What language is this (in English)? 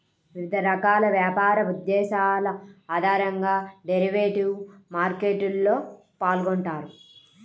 Telugu